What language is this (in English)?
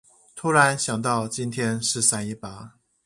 Chinese